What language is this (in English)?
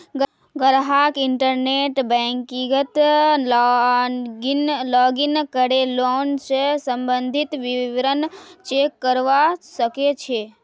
Magahi